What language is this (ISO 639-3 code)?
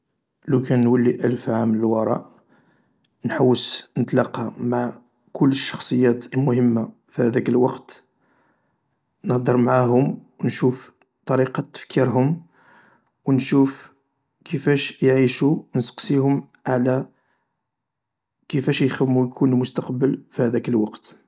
arq